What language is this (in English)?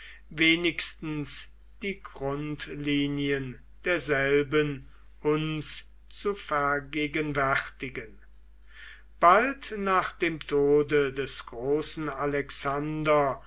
German